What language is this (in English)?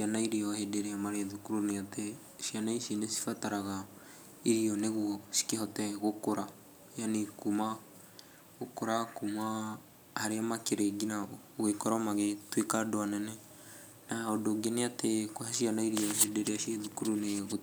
Kikuyu